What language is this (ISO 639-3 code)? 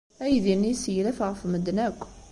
kab